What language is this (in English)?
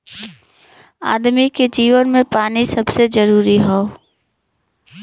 Bhojpuri